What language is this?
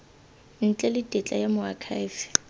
Tswana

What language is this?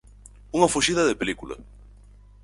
Galician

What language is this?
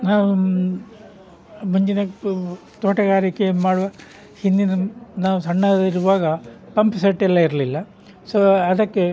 Kannada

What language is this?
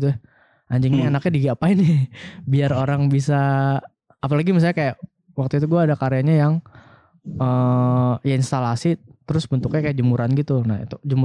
Indonesian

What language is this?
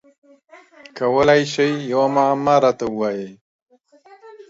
Pashto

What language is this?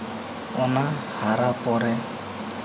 Santali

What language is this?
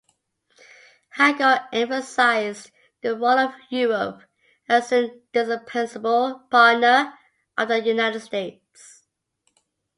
English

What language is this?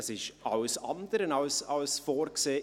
Swiss German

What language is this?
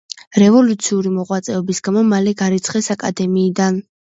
Georgian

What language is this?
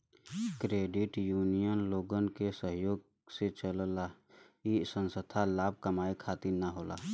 Bhojpuri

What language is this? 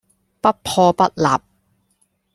Cantonese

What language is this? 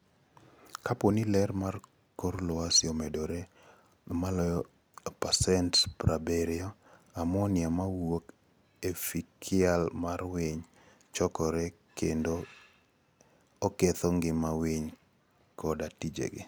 Luo (Kenya and Tanzania)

